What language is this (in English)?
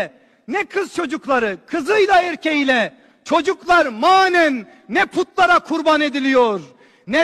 Turkish